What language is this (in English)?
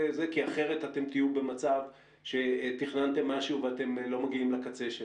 Hebrew